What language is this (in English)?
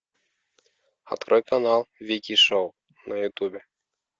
Russian